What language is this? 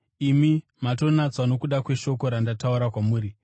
Shona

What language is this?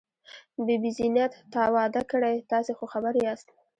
Pashto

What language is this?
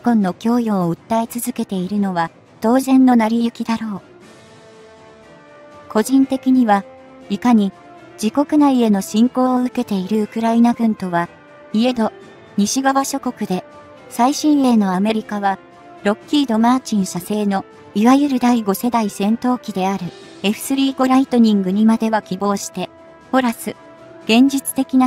Japanese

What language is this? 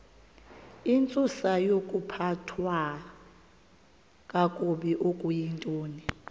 Xhosa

